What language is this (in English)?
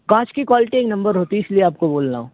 Urdu